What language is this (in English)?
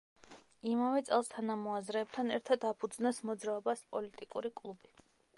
Georgian